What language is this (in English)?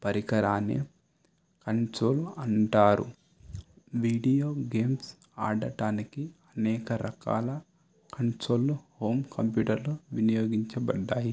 Telugu